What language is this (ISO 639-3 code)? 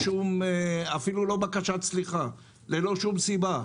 heb